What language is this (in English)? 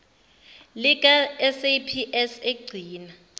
Zulu